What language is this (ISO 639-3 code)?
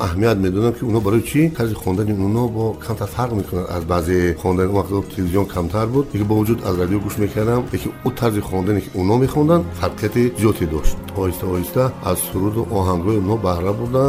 fas